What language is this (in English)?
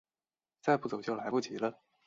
Chinese